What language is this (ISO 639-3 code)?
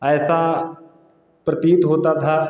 hin